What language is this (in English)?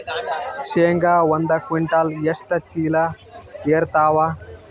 Kannada